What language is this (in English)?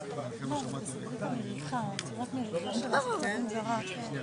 Hebrew